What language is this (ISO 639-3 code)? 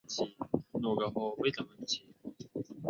zho